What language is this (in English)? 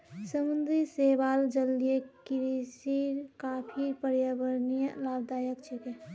Magahi